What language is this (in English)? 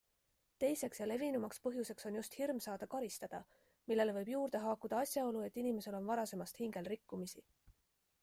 Estonian